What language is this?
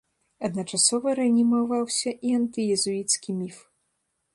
Belarusian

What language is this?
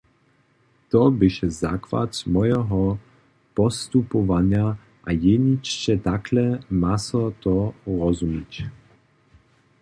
Upper Sorbian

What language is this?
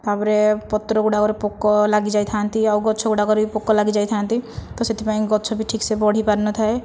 Odia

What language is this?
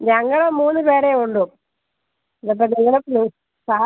Malayalam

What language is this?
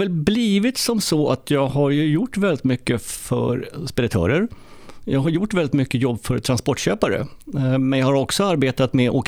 Swedish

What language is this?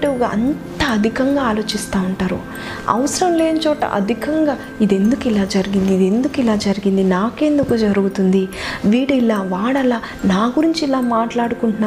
Telugu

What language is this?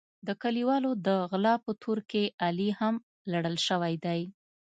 Pashto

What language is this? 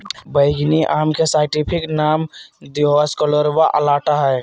Magahi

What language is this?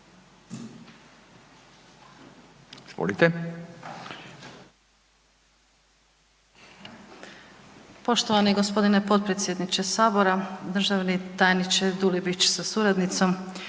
Croatian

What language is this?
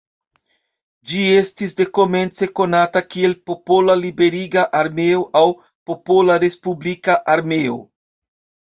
Esperanto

